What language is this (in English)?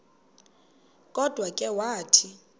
Xhosa